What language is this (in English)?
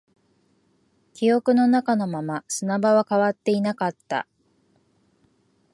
Japanese